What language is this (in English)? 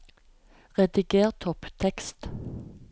Norwegian